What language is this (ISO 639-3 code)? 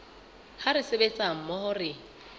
sot